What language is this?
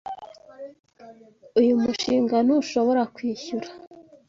Kinyarwanda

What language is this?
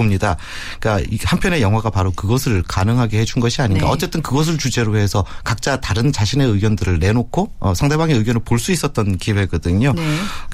Korean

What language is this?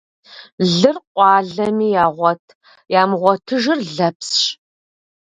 Kabardian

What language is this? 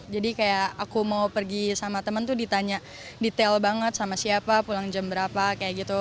Indonesian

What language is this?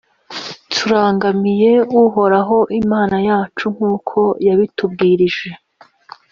Kinyarwanda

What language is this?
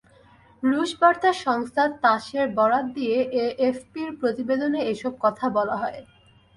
Bangla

